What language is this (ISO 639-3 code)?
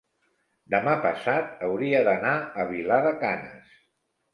cat